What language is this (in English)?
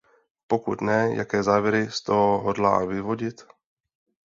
Czech